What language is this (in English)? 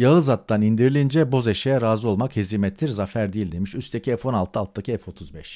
Turkish